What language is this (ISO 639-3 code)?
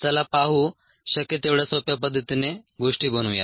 mar